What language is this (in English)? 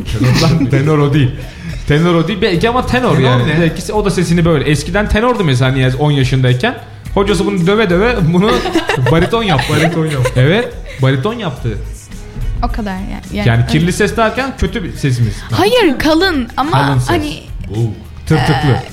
Turkish